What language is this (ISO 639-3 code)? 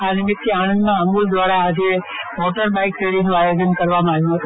guj